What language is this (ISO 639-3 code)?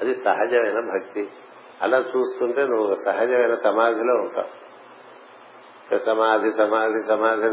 tel